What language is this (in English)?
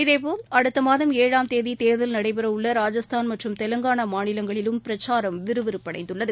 Tamil